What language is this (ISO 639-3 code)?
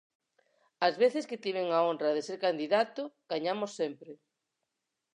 glg